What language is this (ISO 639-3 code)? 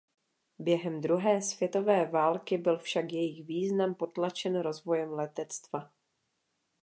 ces